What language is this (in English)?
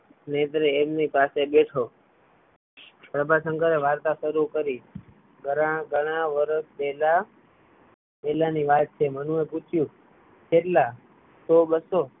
Gujarati